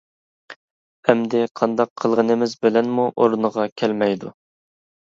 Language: Uyghur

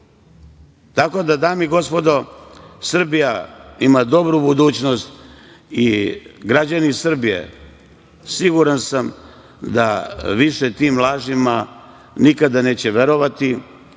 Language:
Serbian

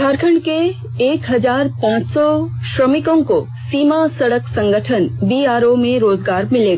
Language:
Hindi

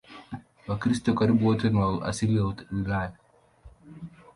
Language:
Swahili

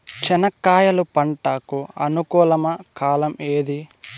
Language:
Telugu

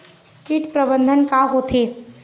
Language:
Chhattisgarhi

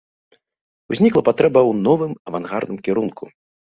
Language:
Belarusian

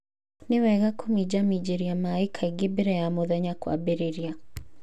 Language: Kikuyu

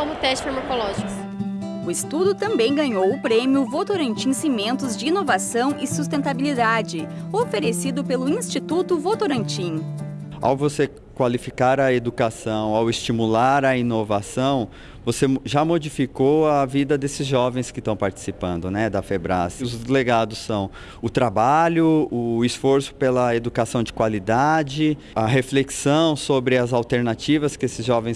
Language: Portuguese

